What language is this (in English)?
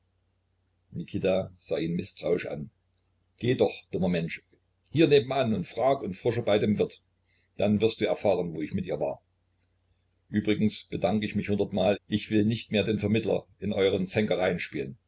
German